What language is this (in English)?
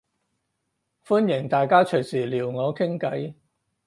Cantonese